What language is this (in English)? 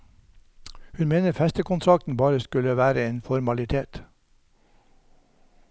Norwegian